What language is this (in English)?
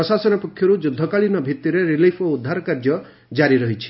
Odia